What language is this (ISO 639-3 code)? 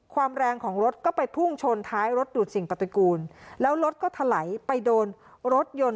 tha